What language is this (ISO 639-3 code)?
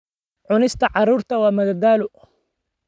som